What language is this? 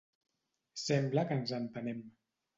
Catalan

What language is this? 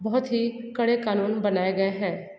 Hindi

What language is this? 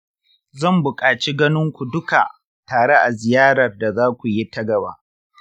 Hausa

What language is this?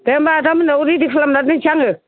Bodo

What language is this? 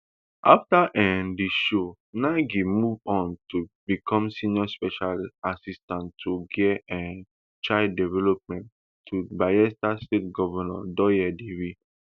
Nigerian Pidgin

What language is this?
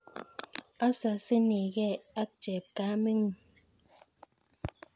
Kalenjin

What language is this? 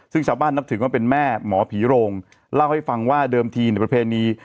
Thai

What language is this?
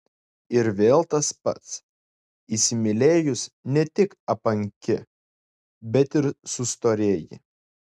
Lithuanian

